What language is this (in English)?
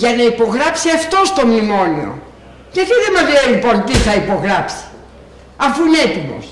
Greek